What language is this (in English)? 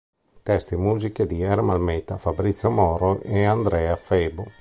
Italian